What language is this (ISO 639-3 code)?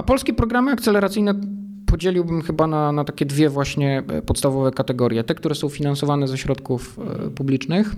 pol